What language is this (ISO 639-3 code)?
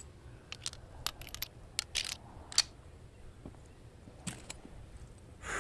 tur